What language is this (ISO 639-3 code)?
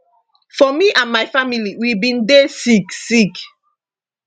pcm